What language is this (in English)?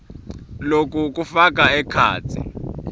Swati